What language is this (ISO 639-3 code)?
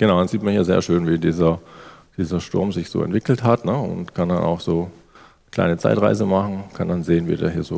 deu